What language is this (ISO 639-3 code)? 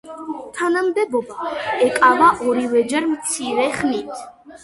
kat